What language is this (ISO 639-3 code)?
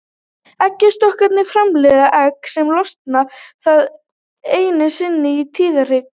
isl